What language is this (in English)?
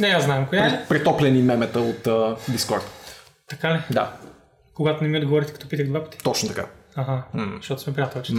Bulgarian